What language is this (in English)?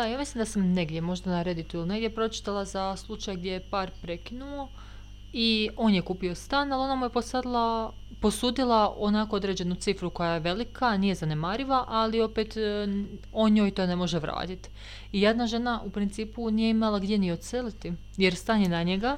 Croatian